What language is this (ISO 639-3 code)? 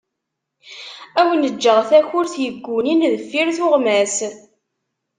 kab